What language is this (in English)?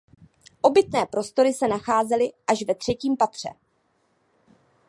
Czech